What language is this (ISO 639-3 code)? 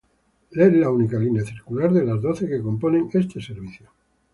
spa